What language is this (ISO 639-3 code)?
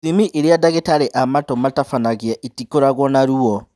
kik